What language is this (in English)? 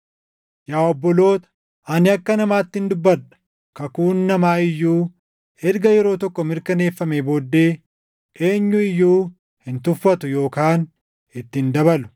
Oromo